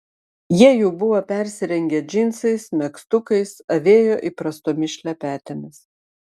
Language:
Lithuanian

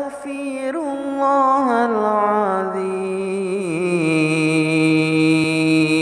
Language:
Arabic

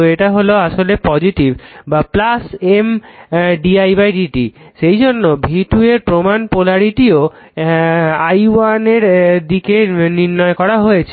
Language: Bangla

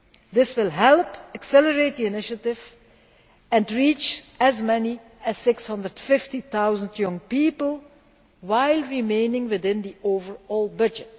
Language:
English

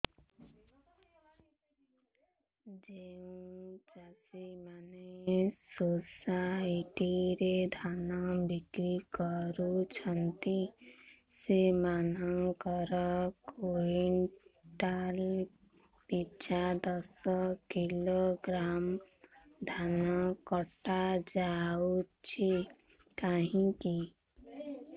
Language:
Odia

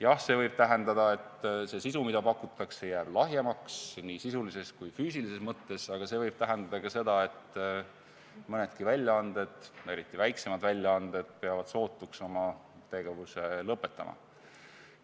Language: Estonian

